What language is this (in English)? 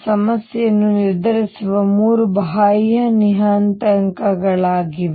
Kannada